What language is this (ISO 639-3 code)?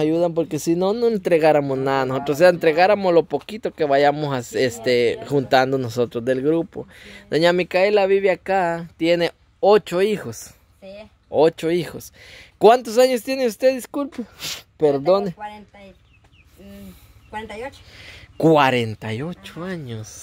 spa